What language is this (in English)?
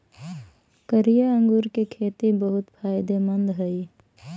Magahi